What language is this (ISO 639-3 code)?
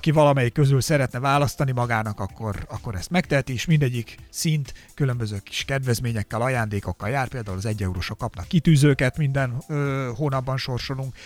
hun